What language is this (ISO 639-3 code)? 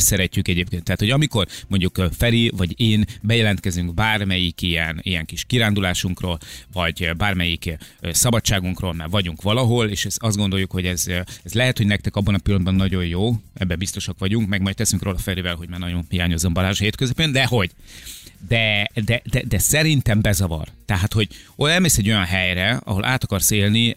hun